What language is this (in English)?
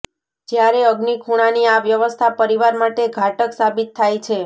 Gujarati